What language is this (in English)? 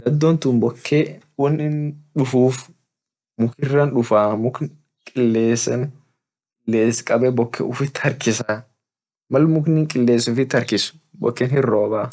Orma